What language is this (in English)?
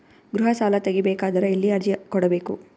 Kannada